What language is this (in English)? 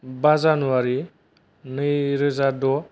Bodo